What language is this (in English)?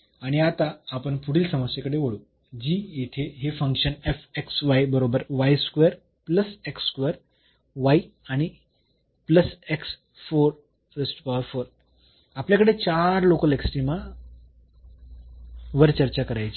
Marathi